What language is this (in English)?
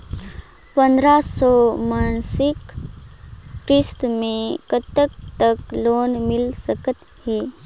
Chhattisgarhi